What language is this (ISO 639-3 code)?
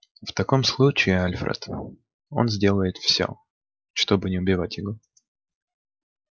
rus